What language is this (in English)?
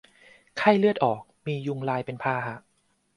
Thai